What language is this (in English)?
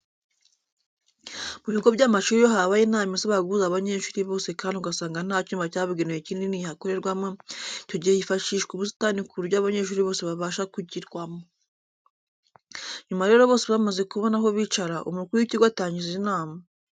Kinyarwanda